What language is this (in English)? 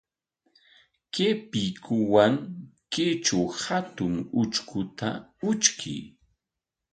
Corongo Ancash Quechua